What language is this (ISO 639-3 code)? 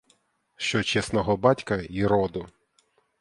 ukr